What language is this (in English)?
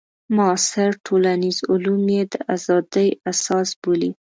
Pashto